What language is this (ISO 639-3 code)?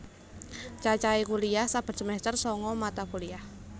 jav